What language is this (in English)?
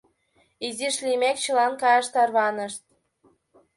Mari